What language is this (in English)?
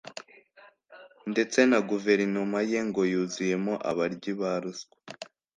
Kinyarwanda